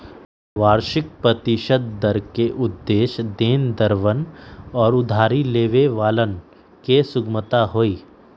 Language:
Magahi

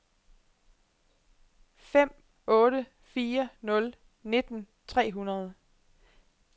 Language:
Danish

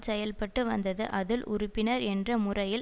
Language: Tamil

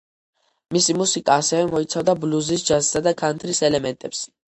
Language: Georgian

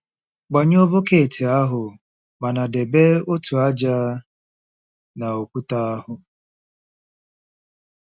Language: Igbo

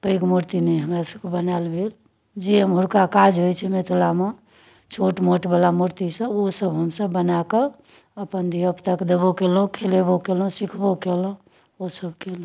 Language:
Maithili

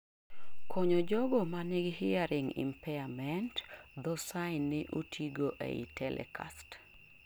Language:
Luo (Kenya and Tanzania)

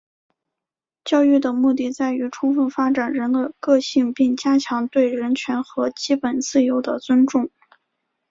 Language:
Chinese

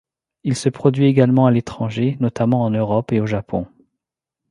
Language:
French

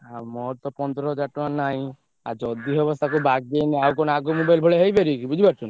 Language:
Odia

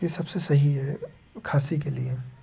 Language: Hindi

